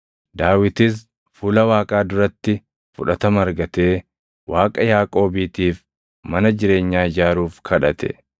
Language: Oromo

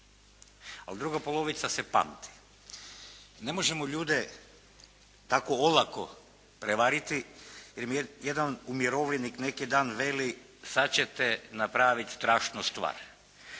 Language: Croatian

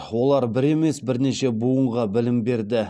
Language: Kazakh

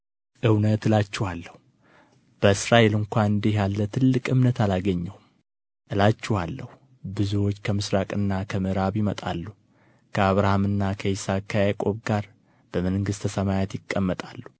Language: Amharic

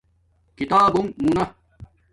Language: Domaaki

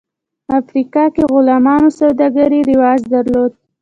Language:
Pashto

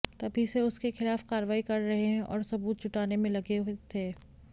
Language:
Hindi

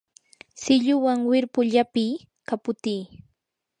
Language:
Yanahuanca Pasco Quechua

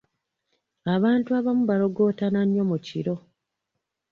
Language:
Ganda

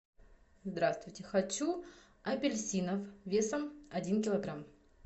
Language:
Russian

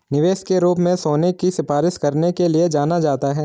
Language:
Hindi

